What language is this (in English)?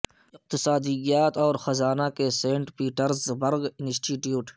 Urdu